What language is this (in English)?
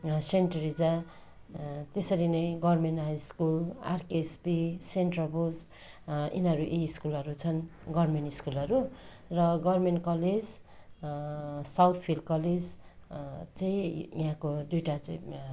Nepali